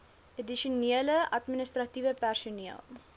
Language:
Afrikaans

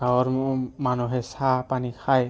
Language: Assamese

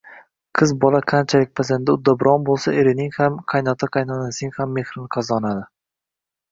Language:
Uzbek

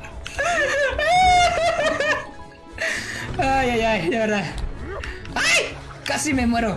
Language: Spanish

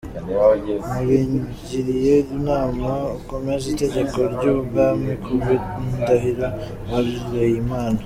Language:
Kinyarwanda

